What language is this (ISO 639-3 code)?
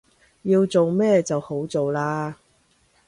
yue